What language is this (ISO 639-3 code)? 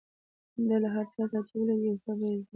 pus